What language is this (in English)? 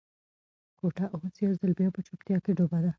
Pashto